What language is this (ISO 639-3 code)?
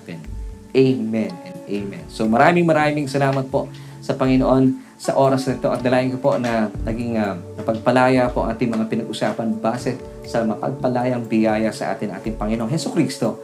fil